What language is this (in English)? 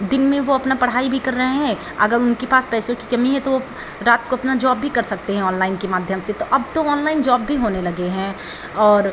Hindi